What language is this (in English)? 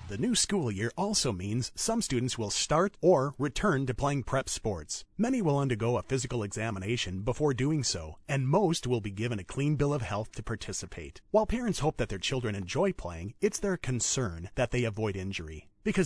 English